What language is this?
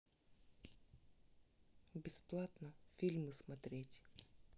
Russian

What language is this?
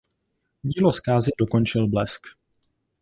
Czech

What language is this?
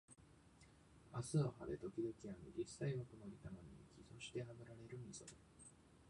Japanese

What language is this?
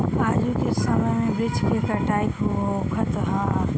Bhojpuri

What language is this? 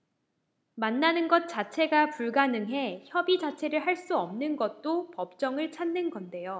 Korean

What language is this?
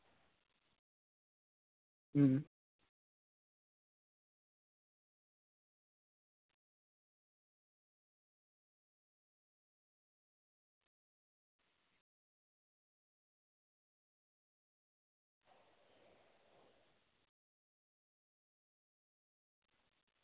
Santali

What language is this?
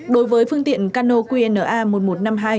Vietnamese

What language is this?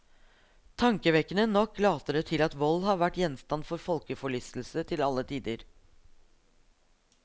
Norwegian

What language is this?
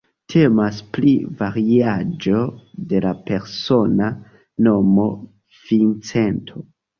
Esperanto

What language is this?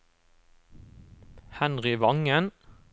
Norwegian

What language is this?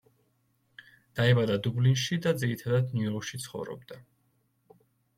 Georgian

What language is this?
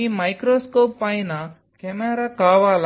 Telugu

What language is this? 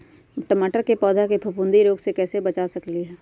Magahi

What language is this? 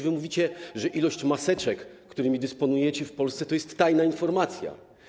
Polish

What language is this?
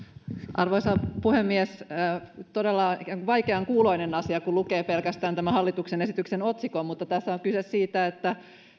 Finnish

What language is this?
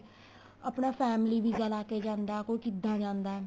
Punjabi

